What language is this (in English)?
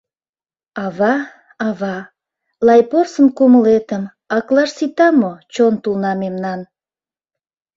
Mari